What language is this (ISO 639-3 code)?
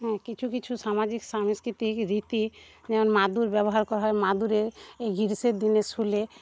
ben